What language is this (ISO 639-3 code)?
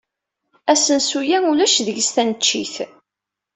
kab